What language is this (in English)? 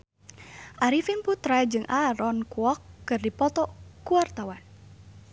Sundanese